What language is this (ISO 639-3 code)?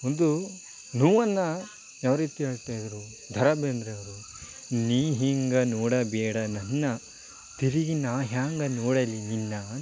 kan